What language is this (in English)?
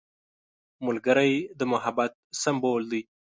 Pashto